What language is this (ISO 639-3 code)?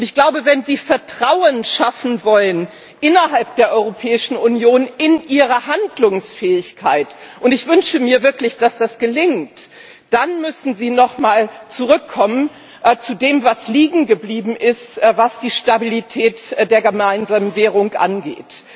deu